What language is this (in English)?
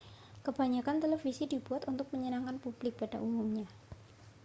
Indonesian